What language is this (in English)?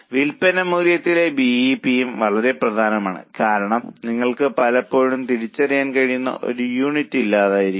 Malayalam